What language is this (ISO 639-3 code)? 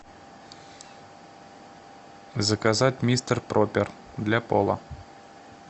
rus